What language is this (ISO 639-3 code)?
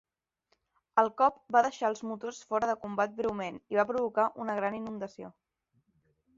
cat